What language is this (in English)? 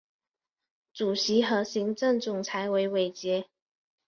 Chinese